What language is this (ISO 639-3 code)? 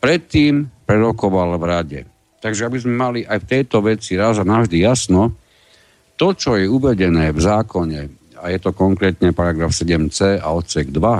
slk